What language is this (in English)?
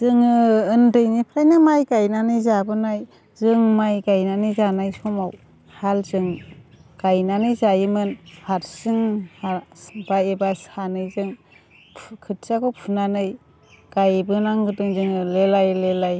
Bodo